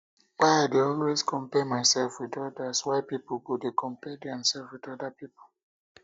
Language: Nigerian Pidgin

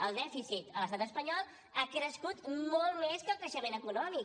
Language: Catalan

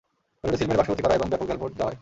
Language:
Bangla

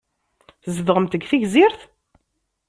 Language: Kabyle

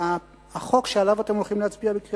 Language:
Hebrew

